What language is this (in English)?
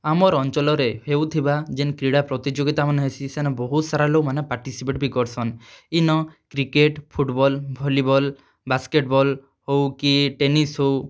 Odia